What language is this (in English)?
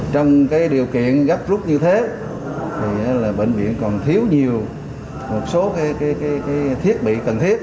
Vietnamese